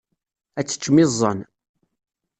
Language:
Kabyle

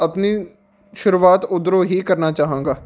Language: Punjabi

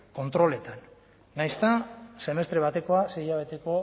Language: Basque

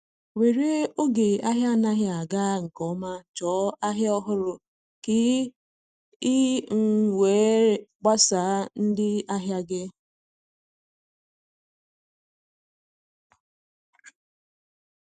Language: Igbo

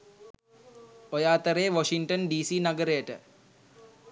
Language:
Sinhala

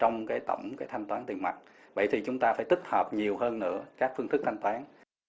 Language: Vietnamese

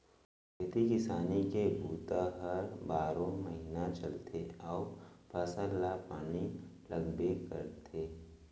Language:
Chhattisgarhi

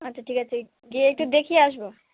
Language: Bangla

